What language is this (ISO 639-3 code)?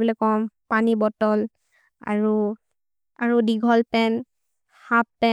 mrr